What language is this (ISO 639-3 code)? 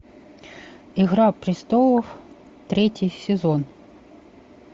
rus